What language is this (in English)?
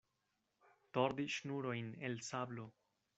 Esperanto